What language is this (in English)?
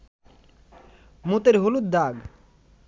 Bangla